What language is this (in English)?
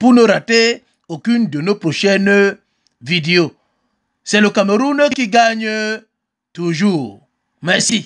French